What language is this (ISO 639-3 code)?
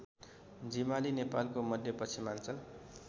nep